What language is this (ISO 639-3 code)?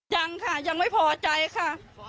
tha